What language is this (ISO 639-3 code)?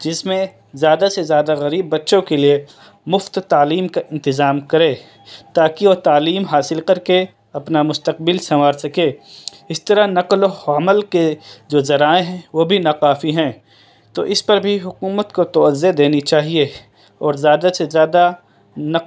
urd